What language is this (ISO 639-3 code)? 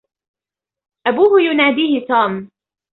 ara